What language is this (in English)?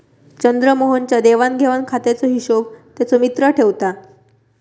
Marathi